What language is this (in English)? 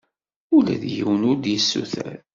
Kabyle